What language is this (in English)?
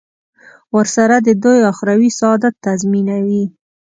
Pashto